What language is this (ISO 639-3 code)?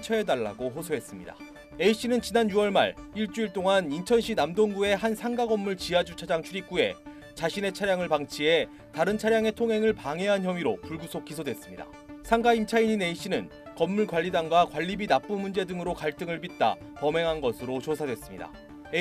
kor